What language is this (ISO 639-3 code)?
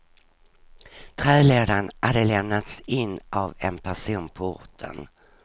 swe